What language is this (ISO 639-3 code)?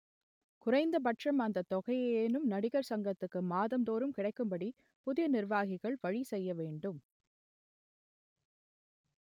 tam